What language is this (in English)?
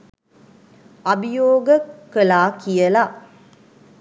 Sinhala